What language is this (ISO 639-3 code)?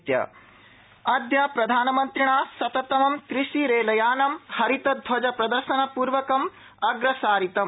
san